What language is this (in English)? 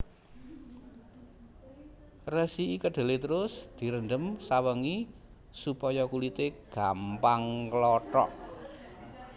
Javanese